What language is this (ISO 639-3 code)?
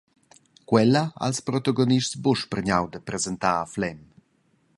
roh